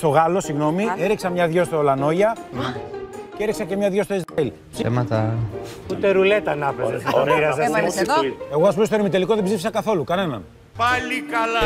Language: Greek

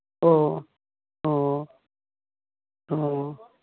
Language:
Manipuri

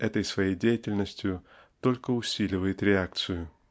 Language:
Russian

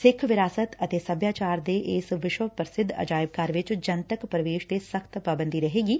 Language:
Punjabi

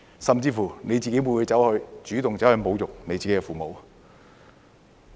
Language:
Cantonese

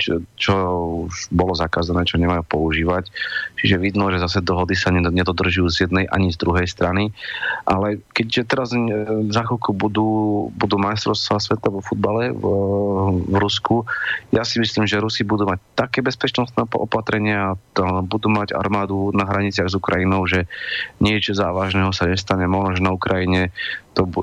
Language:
Slovak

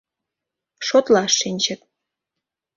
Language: Mari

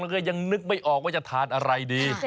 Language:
Thai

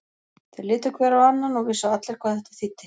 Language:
Icelandic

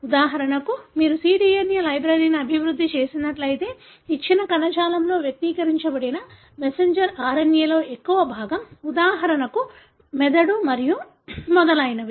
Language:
Telugu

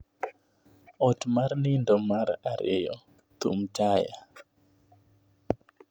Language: Luo (Kenya and Tanzania)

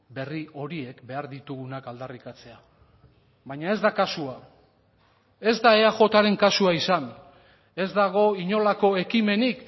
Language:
Basque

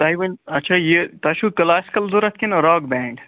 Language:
Kashmiri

